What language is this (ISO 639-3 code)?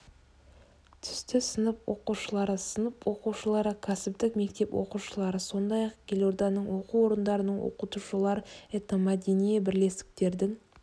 kaz